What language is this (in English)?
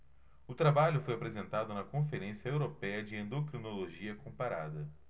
Portuguese